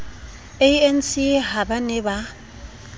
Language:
Southern Sotho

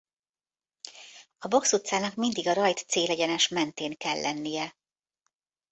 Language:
Hungarian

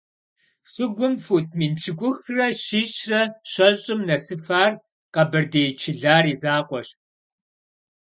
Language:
Kabardian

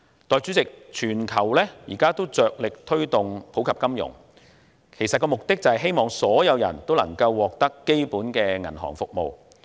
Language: Cantonese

